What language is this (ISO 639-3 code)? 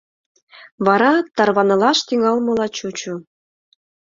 chm